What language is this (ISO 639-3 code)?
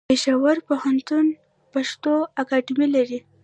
pus